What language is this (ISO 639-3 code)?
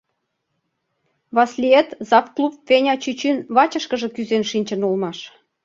chm